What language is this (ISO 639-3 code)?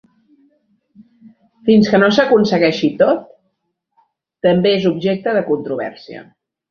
cat